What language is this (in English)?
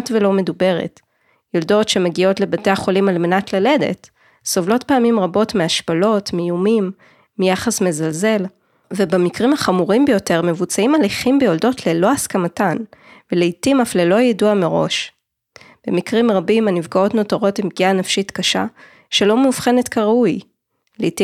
Hebrew